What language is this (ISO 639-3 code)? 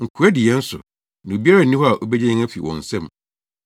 aka